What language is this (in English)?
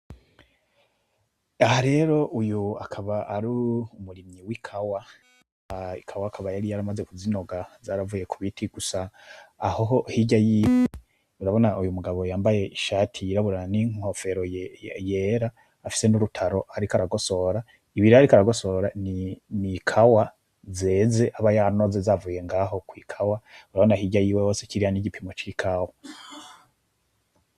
Rundi